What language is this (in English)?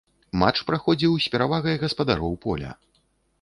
Belarusian